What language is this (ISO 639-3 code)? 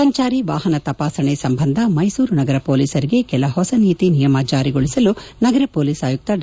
kan